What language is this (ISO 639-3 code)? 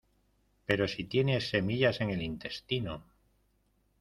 spa